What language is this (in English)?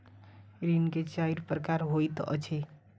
Maithili